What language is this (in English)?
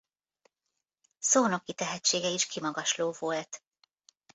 Hungarian